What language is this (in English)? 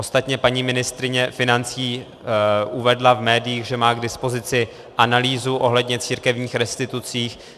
Czech